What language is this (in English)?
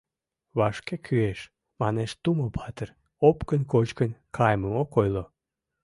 Mari